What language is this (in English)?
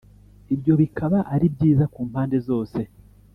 Kinyarwanda